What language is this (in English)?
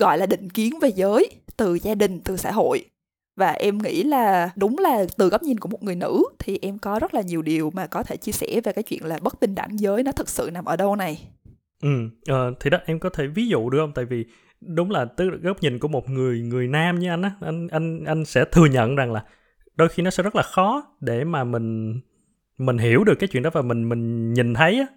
Vietnamese